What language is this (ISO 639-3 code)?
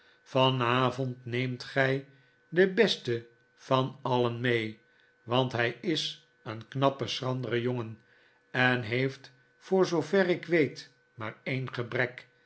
nld